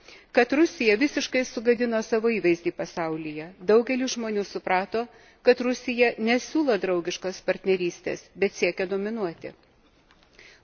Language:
Lithuanian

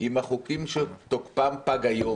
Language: Hebrew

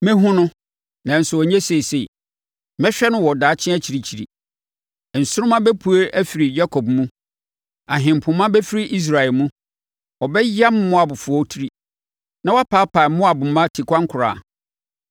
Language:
Akan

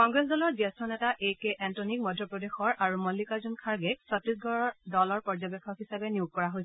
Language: Assamese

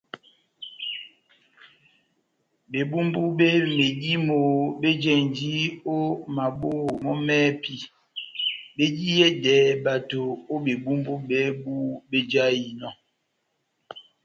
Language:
Batanga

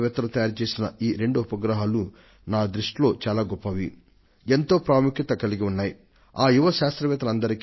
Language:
Telugu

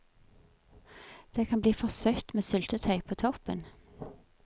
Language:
Norwegian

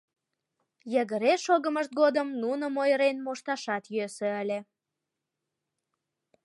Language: Mari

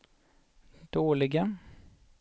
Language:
Swedish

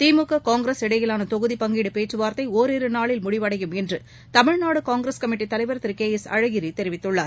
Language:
Tamil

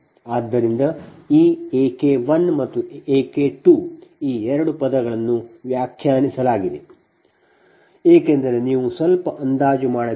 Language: Kannada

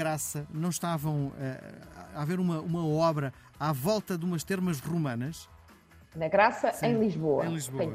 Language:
Portuguese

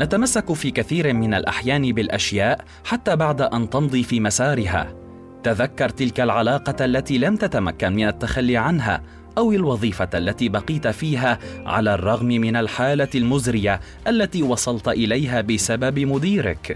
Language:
Arabic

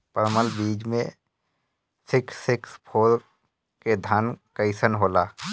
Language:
Bhojpuri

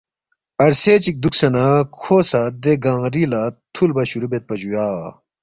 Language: Balti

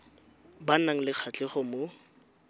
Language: Tswana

